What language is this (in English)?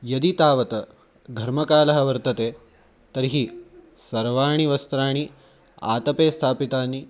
Sanskrit